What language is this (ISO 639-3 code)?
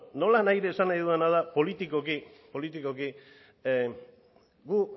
eus